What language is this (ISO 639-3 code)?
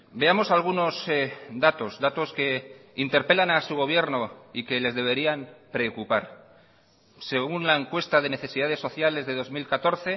spa